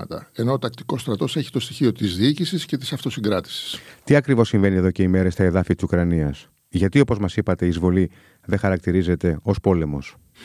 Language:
Greek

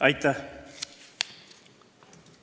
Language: Estonian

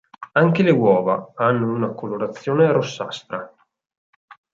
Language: Italian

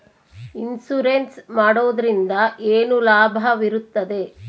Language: Kannada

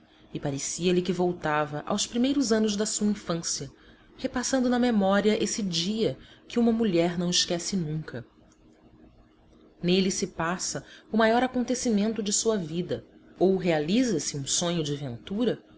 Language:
Portuguese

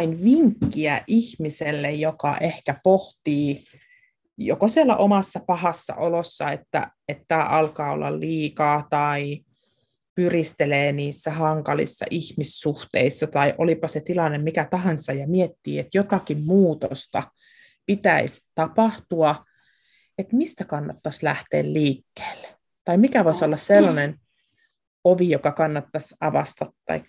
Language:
Finnish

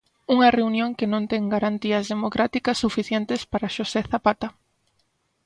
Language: Galician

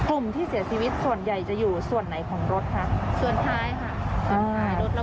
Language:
Thai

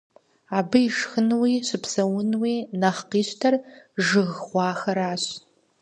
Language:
Kabardian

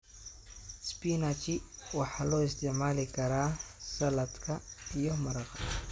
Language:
Somali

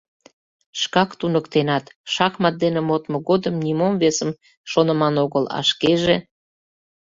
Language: Mari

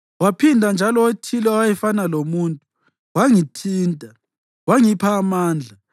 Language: North Ndebele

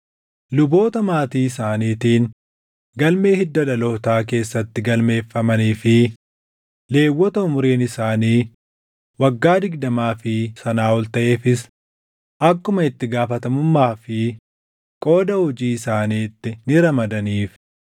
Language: Oromo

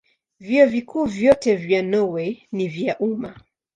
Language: Swahili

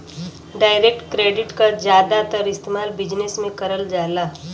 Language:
Bhojpuri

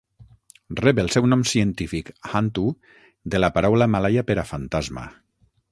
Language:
Catalan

